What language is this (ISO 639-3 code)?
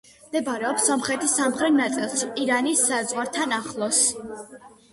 kat